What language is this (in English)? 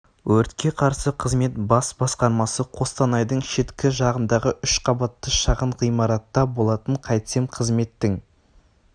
Kazakh